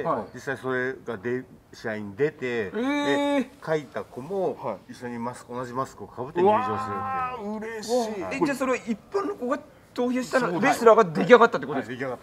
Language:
Japanese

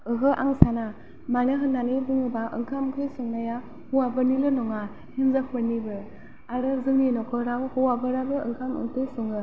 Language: Bodo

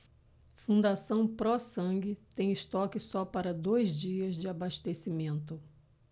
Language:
Portuguese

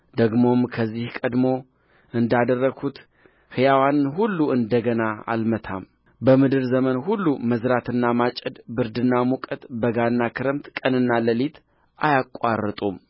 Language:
Amharic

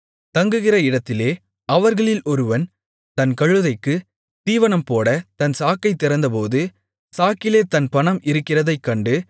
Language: Tamil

